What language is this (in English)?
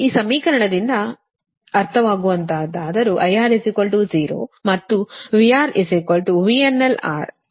Kannada